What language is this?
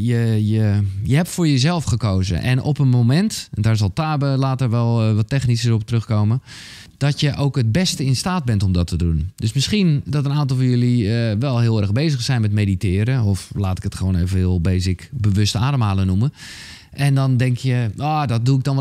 Dutch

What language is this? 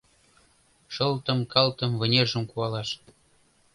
Mari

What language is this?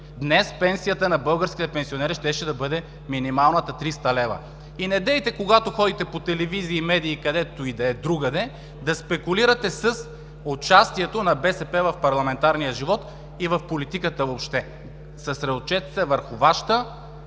Bulgarian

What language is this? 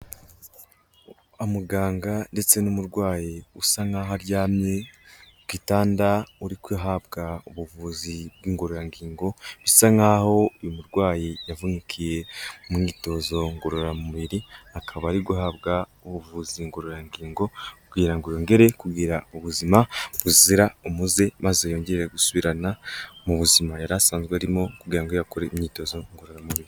Kinyarwanda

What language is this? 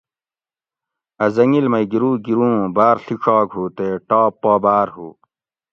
Gawri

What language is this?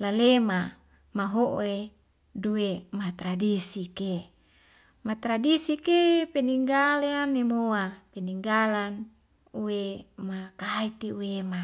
Wemale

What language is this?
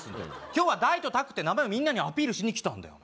Japanese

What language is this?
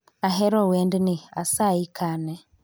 Luo (Kenya and Tanzania)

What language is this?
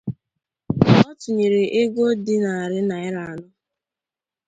Igbo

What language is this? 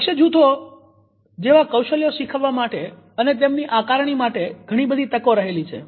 Gujarati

